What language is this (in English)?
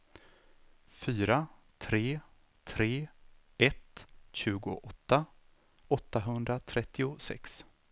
Swedish